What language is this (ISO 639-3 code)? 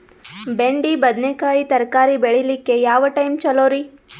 kan